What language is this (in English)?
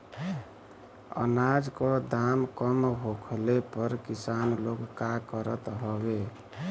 Bhojpuri